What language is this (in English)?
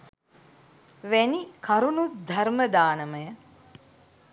Sinhala